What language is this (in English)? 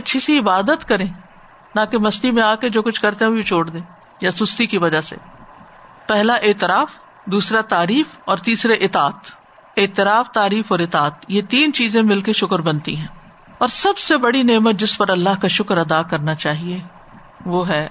Urdu